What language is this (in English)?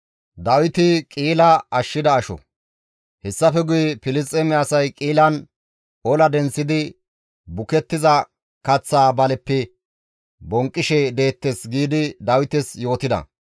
Gamo